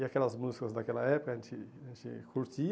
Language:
Portuguese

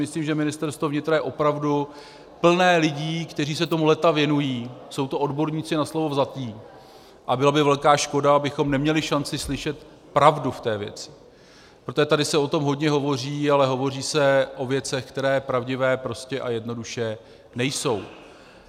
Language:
Czech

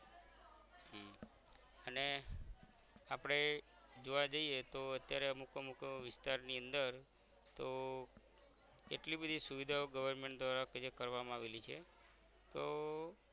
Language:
Gujarati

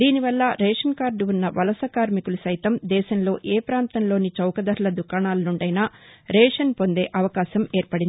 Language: Telugu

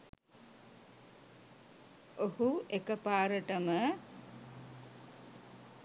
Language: Sinhala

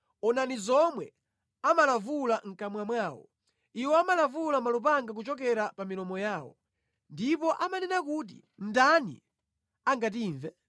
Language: Nyanja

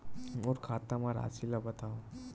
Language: Chhattisgarhi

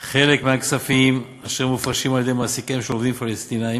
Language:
Hebrew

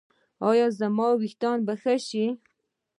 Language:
Pashto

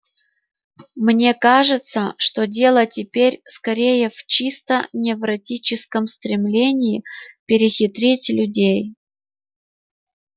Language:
Russian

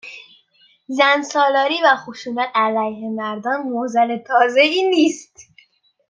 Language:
Persian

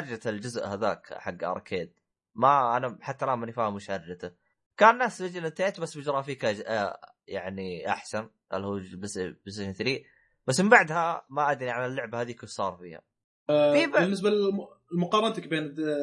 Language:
Arabic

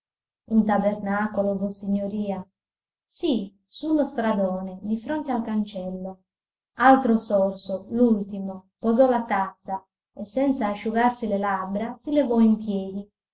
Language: Italian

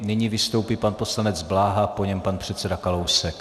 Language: Czech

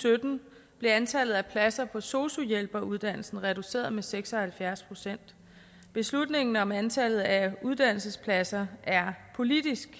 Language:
Danish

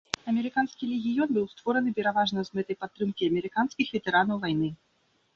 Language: Belarusian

